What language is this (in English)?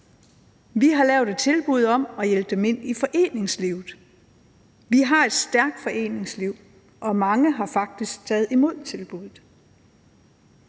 Danish